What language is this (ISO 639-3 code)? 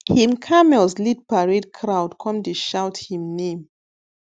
pcm